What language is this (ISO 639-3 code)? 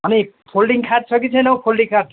nep